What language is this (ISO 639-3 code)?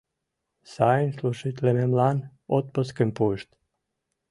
chm